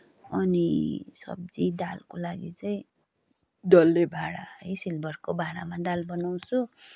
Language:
Nepali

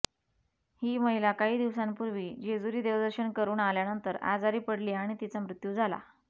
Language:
Marathi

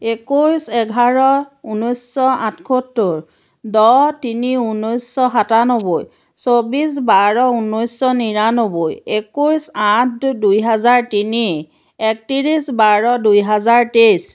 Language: Assamese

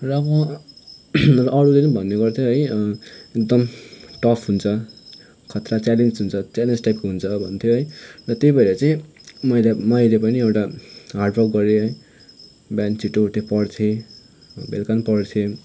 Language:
Nepali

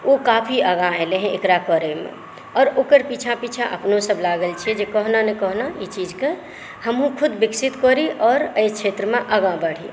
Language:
Maithili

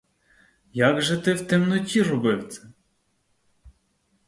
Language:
Ukrainian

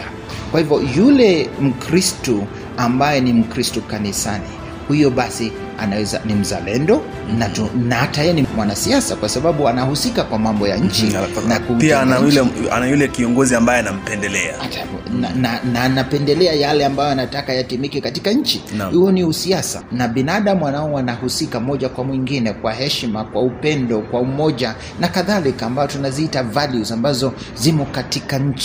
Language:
Swahili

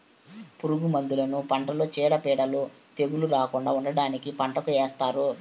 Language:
Telugu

